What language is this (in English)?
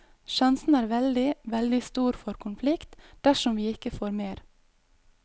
Norwegian